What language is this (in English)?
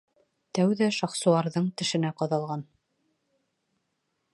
Bashkir